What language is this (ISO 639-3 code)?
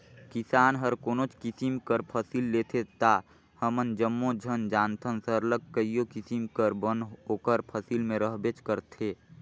hne